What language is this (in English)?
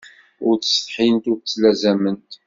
Kabyle